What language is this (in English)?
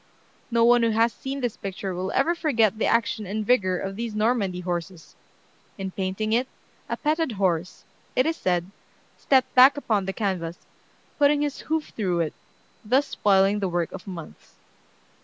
English